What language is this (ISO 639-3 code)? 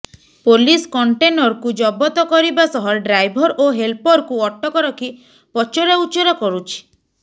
ori